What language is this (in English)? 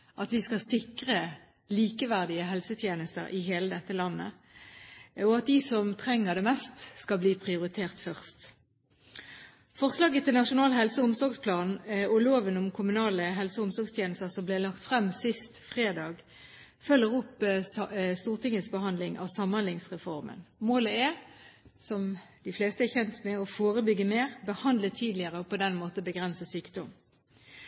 Norwegian Bokmål